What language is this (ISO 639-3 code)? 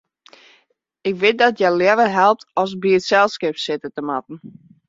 fry